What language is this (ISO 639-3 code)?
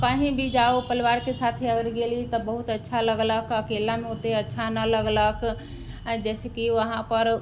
mai